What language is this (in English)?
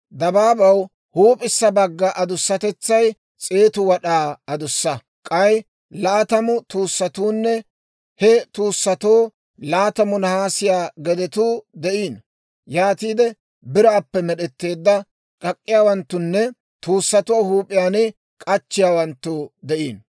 Dawro